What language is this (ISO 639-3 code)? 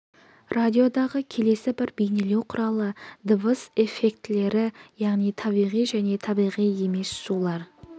kaz